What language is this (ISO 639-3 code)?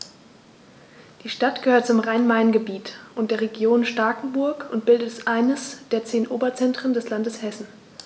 deu